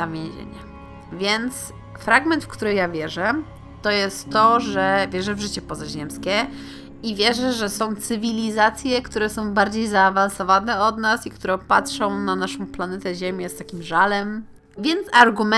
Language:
Polish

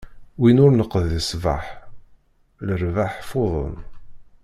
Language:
Kabyle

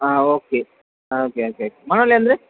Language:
Kannada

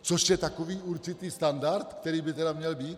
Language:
Czech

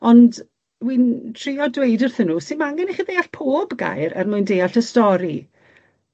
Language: Welsh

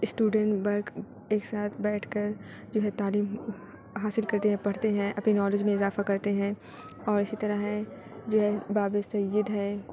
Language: Urdu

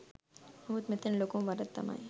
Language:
Sinhala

